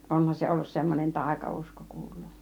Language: Finnish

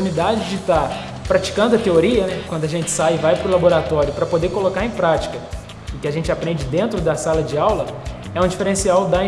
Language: Portuguese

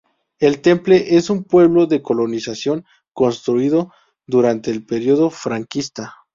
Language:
Spanish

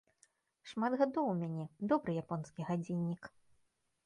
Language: Belarusian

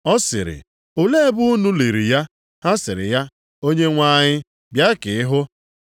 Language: Igbo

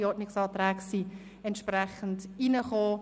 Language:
Swiss German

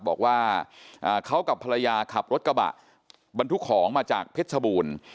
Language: Thai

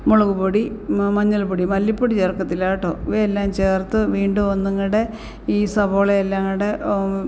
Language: Malayalam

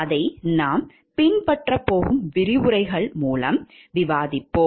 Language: Tamil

